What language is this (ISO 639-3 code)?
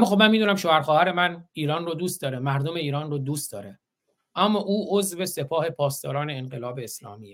fas